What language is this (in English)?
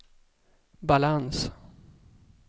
Swedish